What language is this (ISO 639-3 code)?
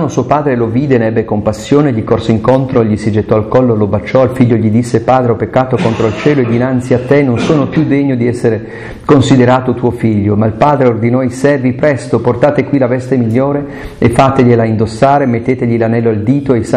ita